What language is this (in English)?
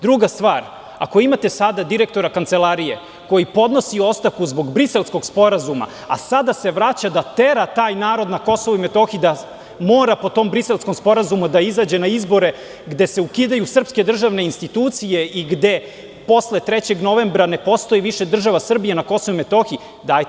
Serbian